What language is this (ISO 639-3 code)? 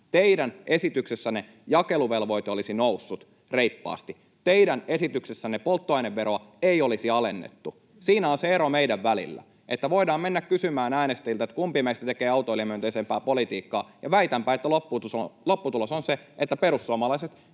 fin